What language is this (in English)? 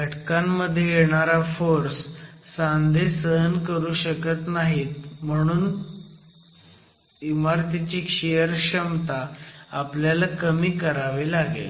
Marathi